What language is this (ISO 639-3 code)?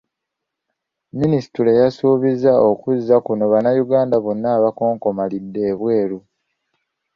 lug